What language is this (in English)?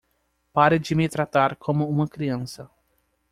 Portuguese